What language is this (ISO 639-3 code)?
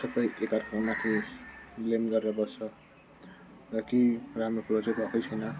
nep